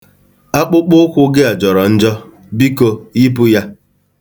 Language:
Igbo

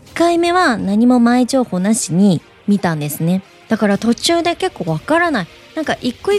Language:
Japanese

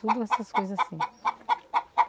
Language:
Portuguese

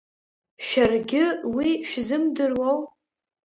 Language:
Abkhazian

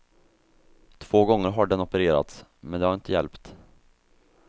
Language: Swedish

